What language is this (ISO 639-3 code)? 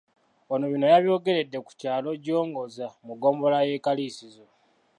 lug